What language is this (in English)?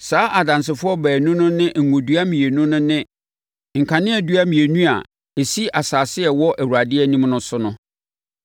Akan